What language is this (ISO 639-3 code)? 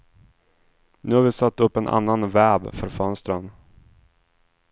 swe